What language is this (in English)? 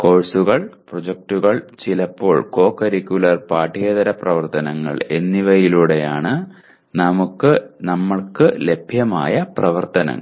Malayalam